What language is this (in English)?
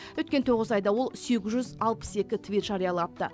Kazakh